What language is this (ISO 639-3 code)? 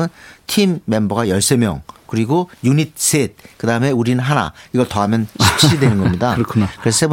kor